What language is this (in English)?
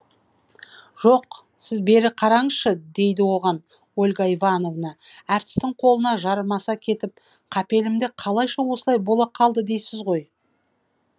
Kazakh